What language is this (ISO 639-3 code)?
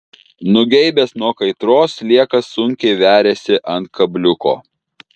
lit